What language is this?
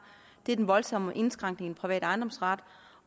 Danish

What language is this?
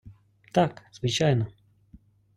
Ukrainian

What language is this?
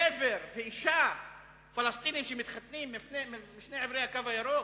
Hebrew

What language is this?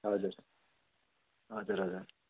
Nepali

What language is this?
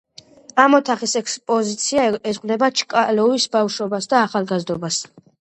Georgian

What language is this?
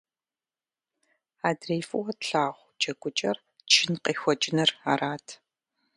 Kabardian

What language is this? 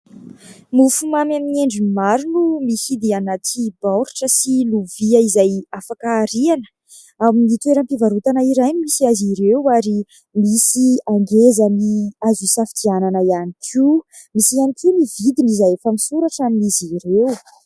Malagasy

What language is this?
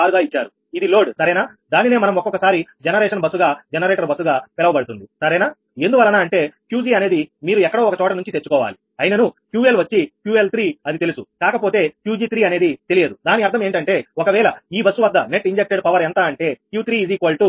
Telugu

